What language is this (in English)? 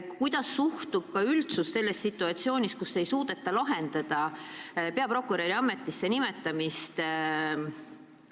Estonian